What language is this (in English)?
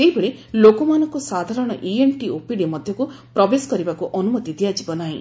Odia